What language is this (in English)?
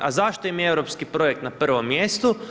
Croatian